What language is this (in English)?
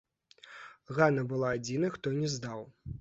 Belarusian